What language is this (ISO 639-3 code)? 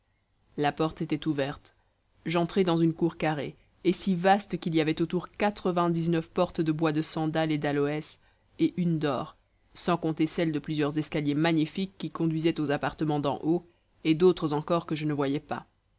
fra